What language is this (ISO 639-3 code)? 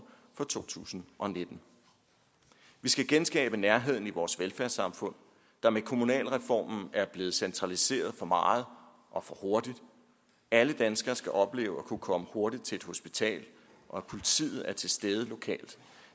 dan